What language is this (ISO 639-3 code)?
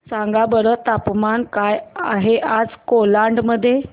mar